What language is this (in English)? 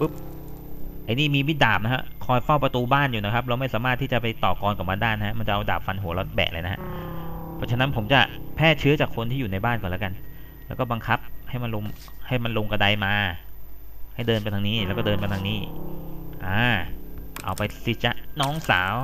Thai